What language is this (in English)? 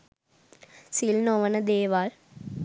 Sinhala